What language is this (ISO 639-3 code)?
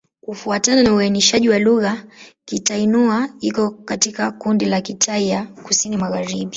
swa